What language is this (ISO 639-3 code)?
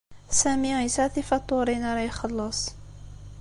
kab